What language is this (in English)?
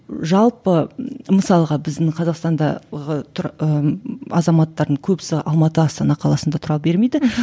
Kazakh